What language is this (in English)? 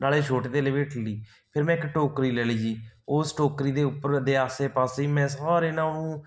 Punjabi